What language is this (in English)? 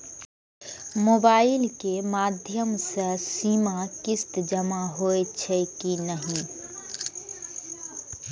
Maithili